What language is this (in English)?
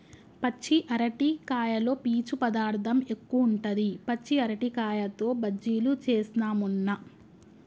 Telugu